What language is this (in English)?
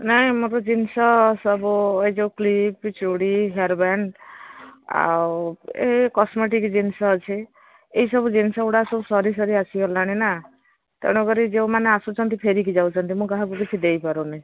Odia